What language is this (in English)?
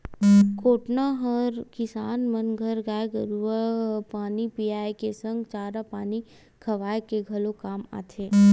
Chhattisgarhi